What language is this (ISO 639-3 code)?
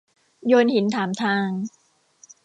tha